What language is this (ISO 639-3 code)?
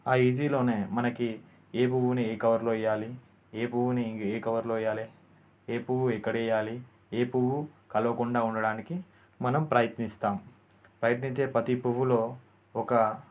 tel